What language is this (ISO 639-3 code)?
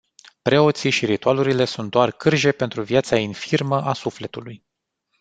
ron